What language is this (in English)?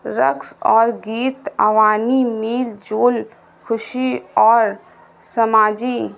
Urdu